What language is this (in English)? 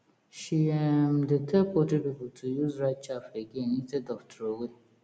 Nigerian Pidgin